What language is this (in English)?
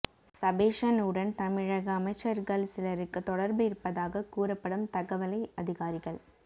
Tamil